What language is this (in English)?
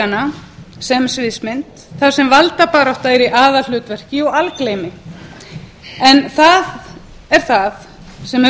Icelandic